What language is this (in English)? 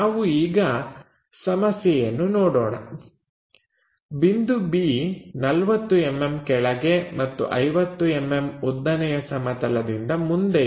Kannada